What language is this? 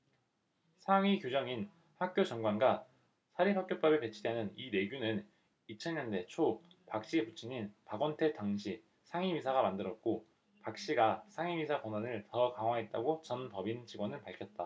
Korean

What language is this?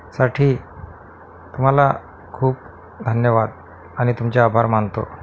Marathi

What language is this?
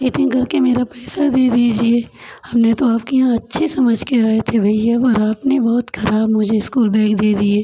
Hindi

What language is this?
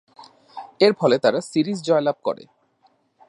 Bangla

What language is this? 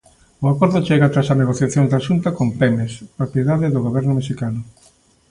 Galician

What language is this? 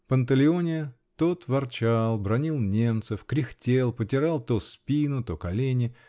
Russian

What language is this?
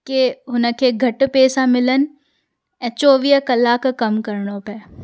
Sindhi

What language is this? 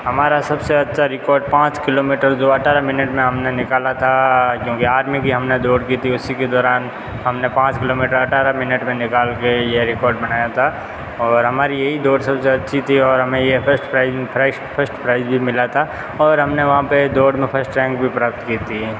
Hindi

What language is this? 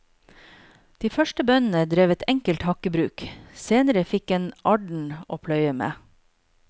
Norwegian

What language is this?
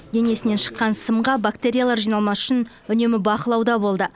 Kazakh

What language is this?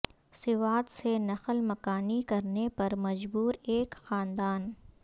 Urdu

